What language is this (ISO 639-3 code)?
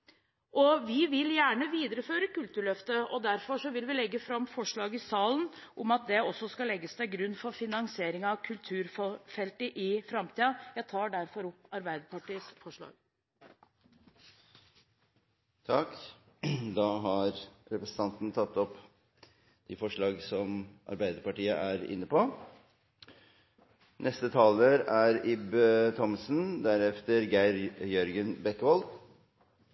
nor